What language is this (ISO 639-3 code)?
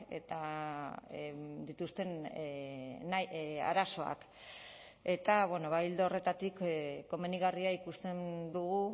eus